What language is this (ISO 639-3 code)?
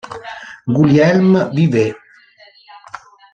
ita